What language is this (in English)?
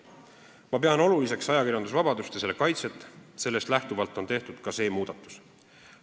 Estonian